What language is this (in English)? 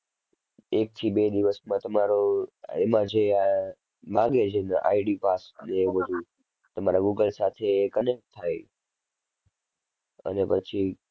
Gujarati